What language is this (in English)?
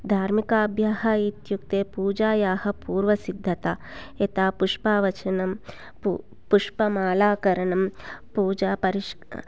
Sanskrit